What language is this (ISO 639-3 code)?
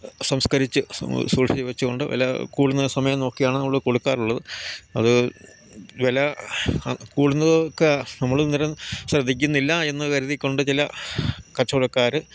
mal